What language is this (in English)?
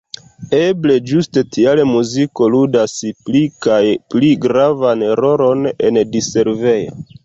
Esperanto